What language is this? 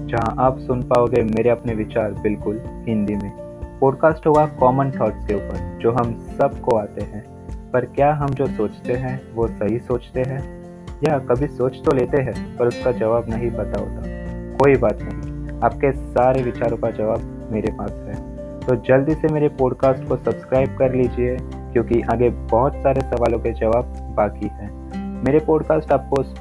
Hindi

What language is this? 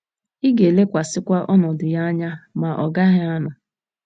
Igbo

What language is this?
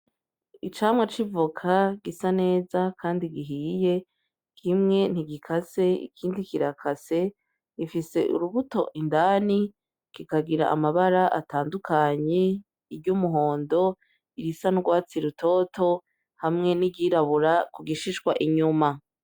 Rundi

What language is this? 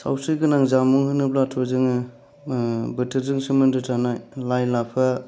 Bodo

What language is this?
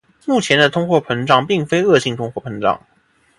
Chinese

